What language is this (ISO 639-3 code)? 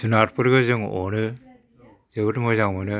brx